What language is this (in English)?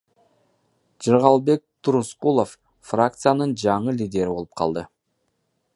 Kyrgyz